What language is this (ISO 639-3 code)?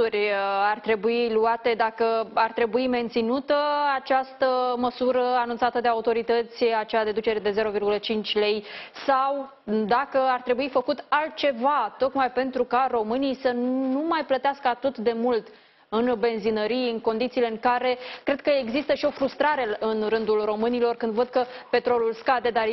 ron